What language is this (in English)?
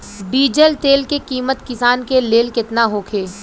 Bhojpuri